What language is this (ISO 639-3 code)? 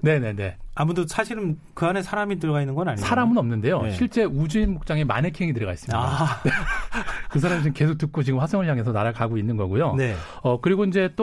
kor